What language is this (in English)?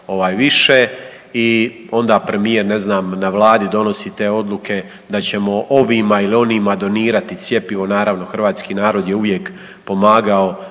Croatian